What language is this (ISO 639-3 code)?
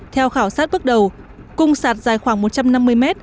vie